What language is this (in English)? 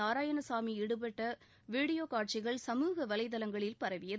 Tamil